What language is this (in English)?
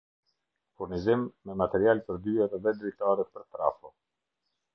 Albanian